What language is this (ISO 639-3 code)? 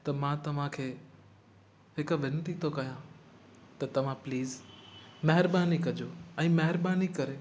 snd